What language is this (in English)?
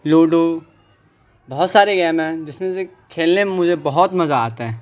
Urdu